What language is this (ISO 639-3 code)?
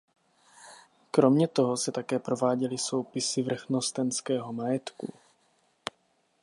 ces